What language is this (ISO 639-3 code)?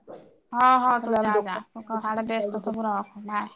ori